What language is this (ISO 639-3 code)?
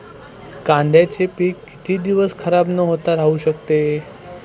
mar